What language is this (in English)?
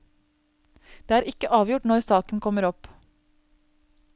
Norwegian